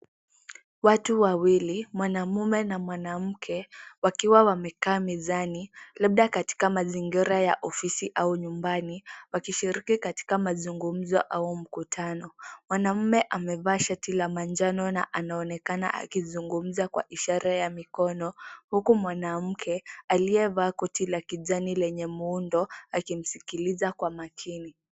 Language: Swahili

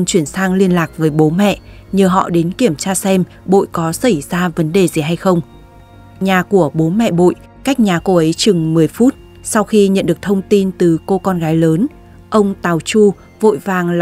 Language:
Vietnamese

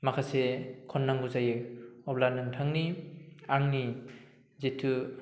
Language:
Bodo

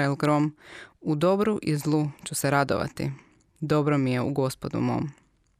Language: Croatian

